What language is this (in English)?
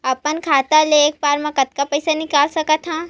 Chhattisgarhi